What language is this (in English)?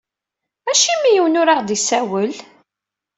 Kabyle